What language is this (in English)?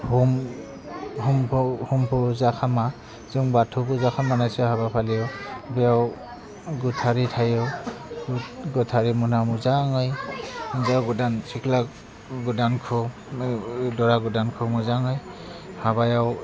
Bodo